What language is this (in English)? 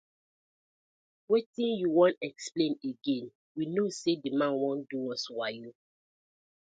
Nigerian Pidgin